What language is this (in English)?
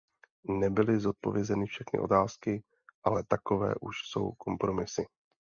Czech